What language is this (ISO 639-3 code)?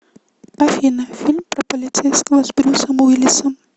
rus